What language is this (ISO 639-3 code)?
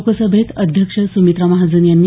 mar